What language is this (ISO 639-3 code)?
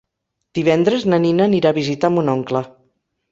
cat